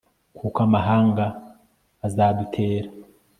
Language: Kinyarwanda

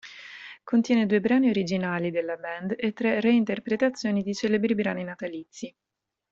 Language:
Italian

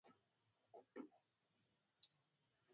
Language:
Swahili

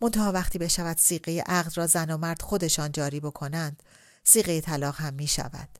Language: Persian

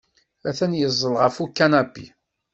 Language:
Kabyle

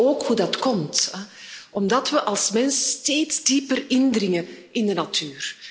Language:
Dutch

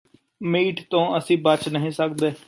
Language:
Punjabi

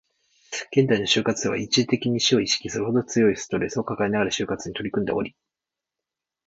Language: Japanese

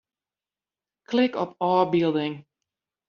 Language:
Western Frisian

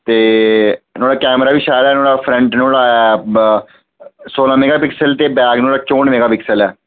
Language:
Dogri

